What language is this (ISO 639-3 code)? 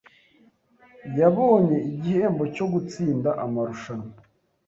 kin